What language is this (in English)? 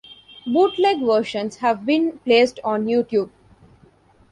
English